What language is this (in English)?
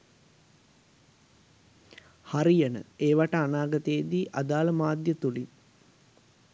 Sinhala